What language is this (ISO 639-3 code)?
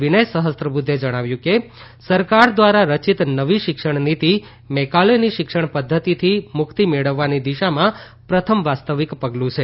guj